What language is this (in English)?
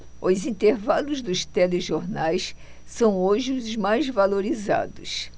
Portuguese